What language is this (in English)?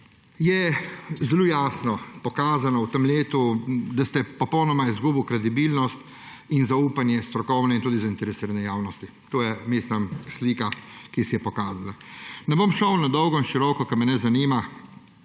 Slovenian